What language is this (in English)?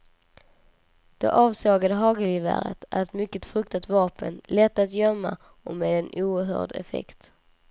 Swedish